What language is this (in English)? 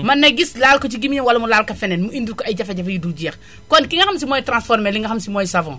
Wolof